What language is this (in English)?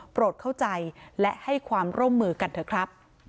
Thai